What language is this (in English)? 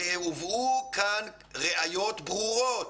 Hebrew